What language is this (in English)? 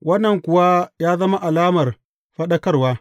Hausa